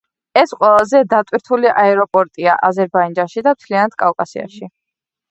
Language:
Georgian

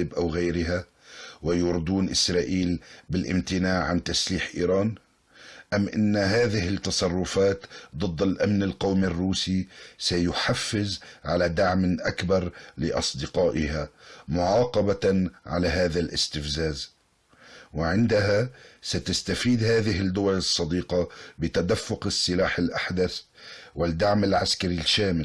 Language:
Arabic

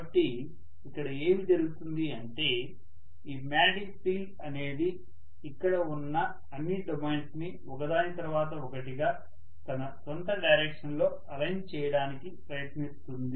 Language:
Telugu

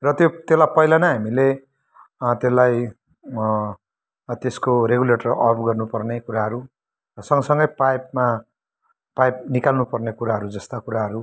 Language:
Nepali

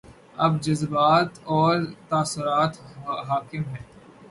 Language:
Urdu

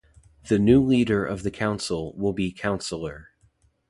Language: English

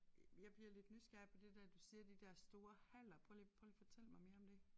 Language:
Danish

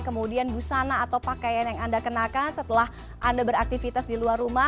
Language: Indonesian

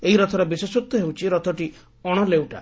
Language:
Odia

